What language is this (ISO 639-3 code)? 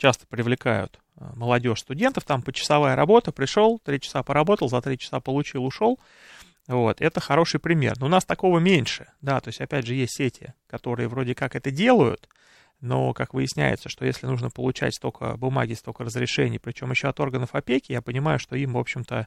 rus